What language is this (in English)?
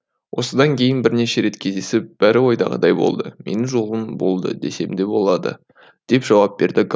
Kazakh